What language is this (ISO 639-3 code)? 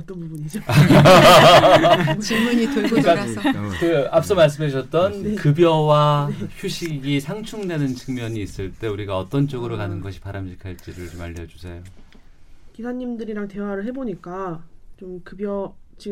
kor